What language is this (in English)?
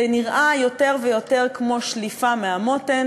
Hebrew